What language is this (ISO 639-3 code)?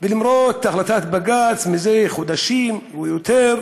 heb